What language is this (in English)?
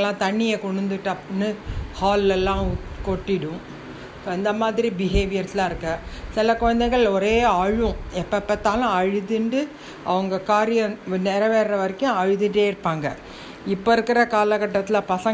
Tamil